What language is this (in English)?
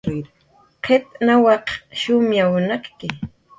Jaqaru